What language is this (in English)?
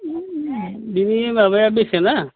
Bodo